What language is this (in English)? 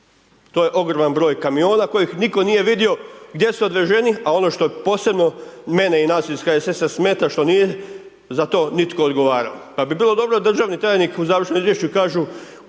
Croatian